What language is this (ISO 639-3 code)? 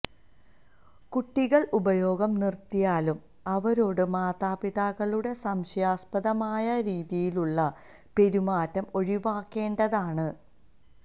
mal